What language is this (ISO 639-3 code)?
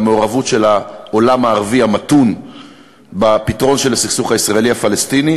heb